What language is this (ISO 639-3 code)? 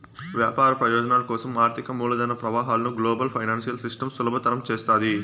tel